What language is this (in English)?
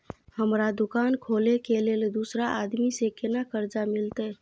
Maithili